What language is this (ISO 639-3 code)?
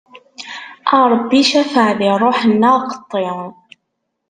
kab